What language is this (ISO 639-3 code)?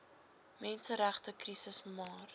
afr